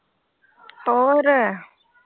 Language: Punjabi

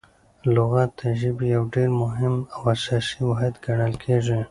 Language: Pashto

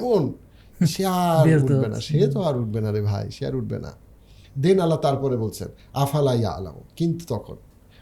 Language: Bangla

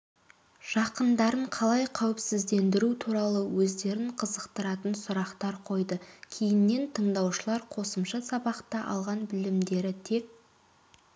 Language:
Kazakh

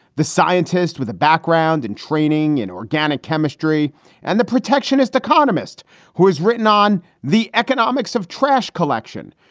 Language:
English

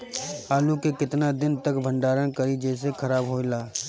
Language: Bhojpuri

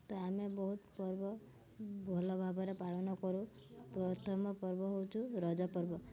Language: Odia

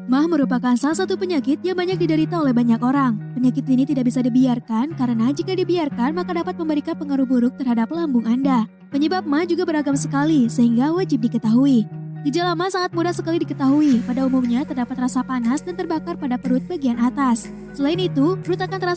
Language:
Indonesian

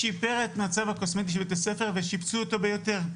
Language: Hebrew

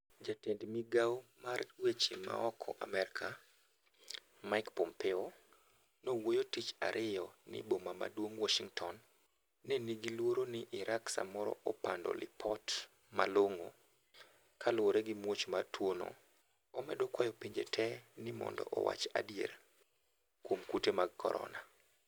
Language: Luo (Kenya and Tanzania)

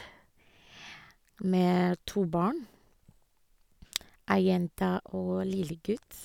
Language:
Norwegian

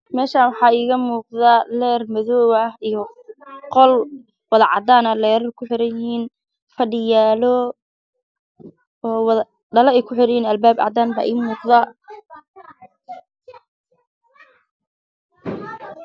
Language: Somali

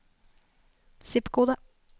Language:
Norwegian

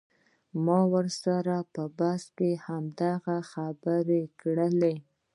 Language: Pashto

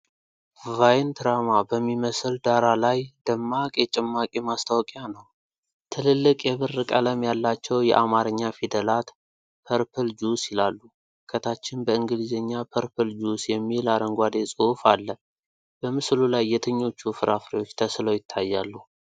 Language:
Amharic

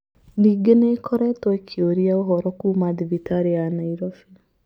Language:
Kikuyu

